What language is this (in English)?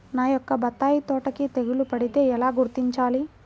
Telugu